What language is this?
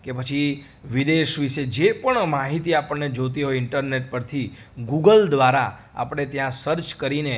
Gujarati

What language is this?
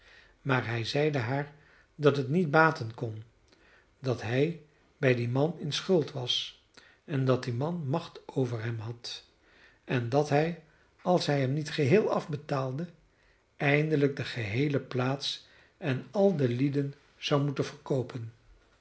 Dutch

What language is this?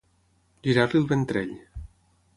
Catalan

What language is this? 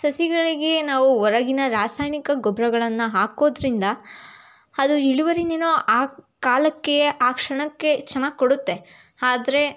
Kannada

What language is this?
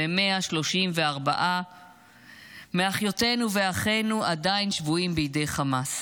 Hebrew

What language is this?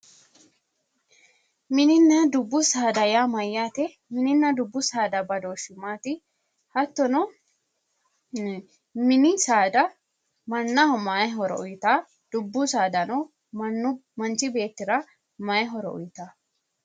Sidamo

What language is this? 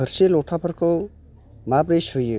Bodo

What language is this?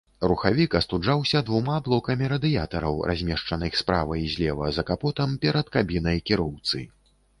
Belarusian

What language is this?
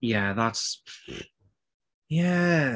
Welsh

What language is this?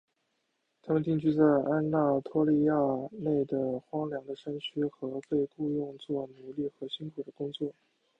Chinese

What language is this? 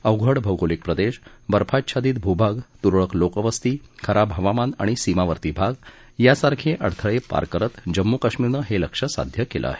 Marathi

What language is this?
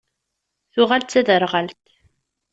Kabyle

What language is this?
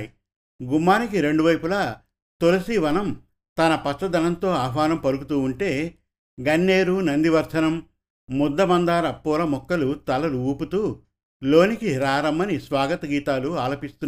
Telugu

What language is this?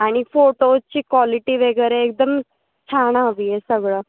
Marathi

